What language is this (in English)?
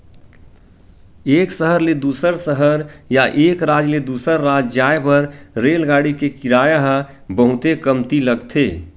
Chhattisgarhi